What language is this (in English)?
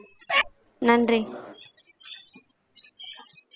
Tamil